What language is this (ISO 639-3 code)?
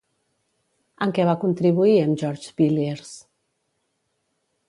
cat